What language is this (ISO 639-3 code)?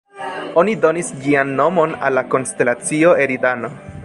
epo